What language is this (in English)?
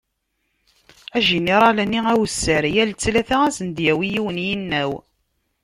Kabyle